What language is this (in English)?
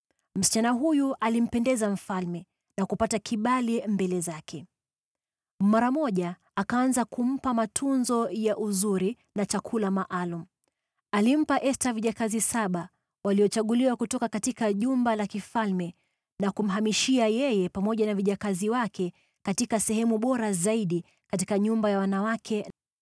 Swahili